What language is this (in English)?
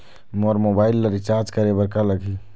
Chhattisgarhi